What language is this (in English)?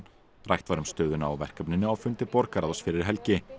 Icelandic